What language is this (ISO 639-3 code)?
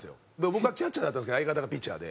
jpn